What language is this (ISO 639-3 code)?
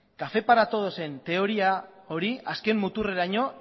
eus